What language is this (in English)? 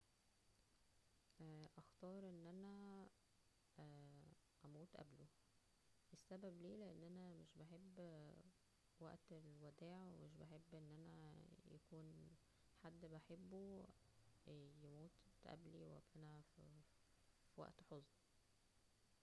Egyptian Arabic